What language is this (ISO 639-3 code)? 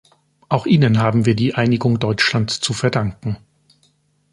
deu